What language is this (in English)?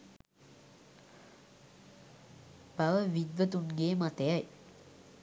Sinhala